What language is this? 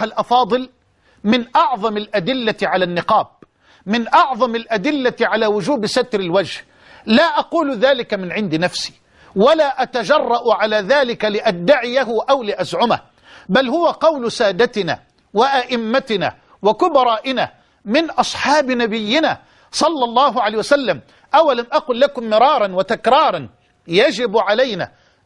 Arabic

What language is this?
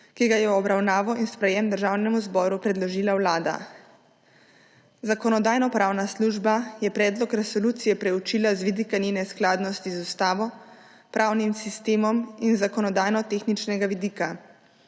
Slovenian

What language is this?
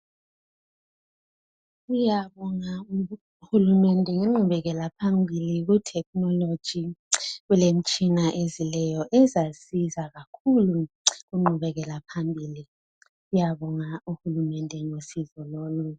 North Ndebele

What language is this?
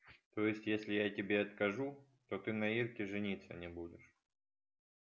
Russian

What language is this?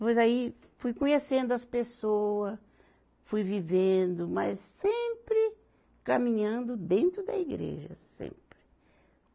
Portuguese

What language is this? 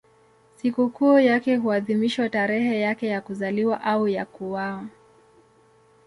Swahili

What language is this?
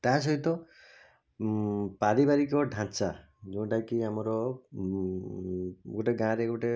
Odia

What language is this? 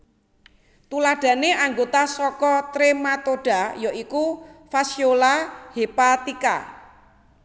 Javanese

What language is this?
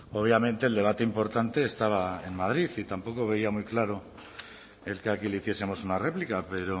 Spanish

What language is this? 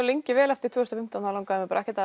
Icelandic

